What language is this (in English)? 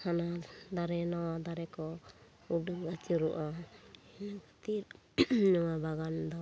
Santali